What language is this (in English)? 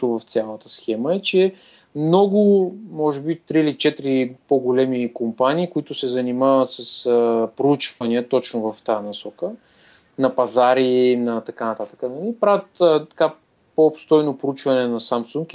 Bulgarian